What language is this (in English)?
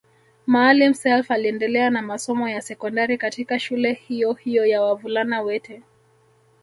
Swahili